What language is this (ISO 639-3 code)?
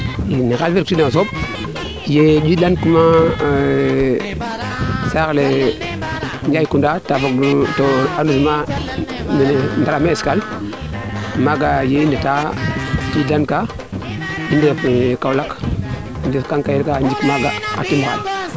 srr